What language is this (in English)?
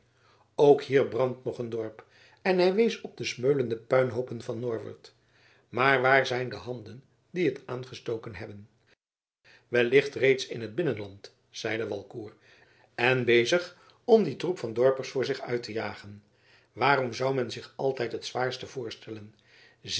Dutch